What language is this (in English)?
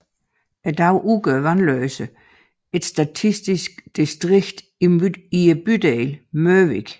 Danish